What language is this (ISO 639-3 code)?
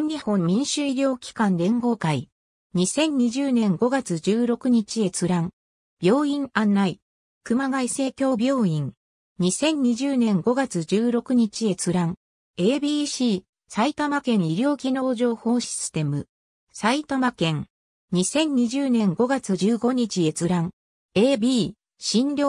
jpn